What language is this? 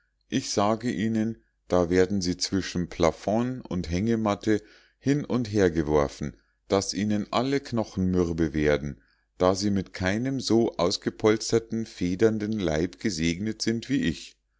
German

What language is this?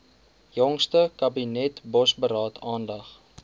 Afrikaans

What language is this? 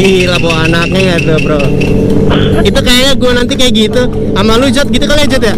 Indonesian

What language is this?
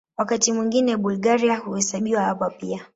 Swahili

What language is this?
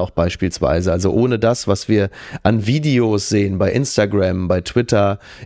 German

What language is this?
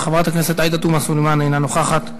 Hebrew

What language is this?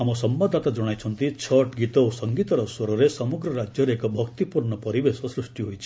Odia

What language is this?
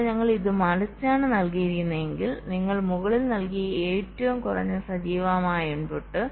Malayalam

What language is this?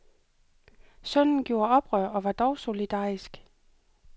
Danish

